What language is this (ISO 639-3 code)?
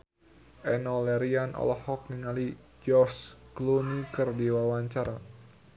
sun